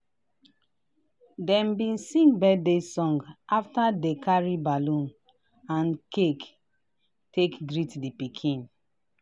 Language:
Nigerian Pidgin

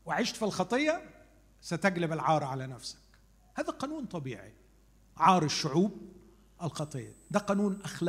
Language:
Arabic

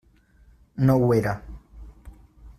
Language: Catalan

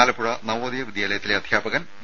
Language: Malayalam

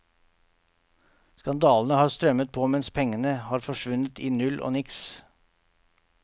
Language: Norwegian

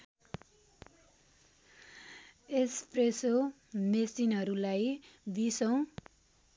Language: Nepali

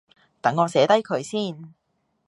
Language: Cantonese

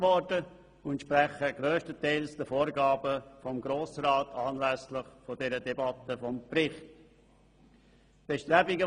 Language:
Swiss German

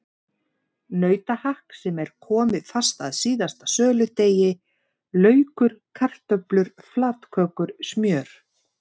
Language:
Icelandic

